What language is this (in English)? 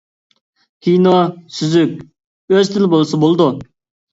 Uyghur